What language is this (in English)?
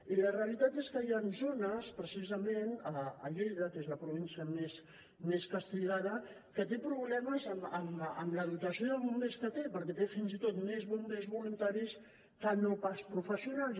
Catalan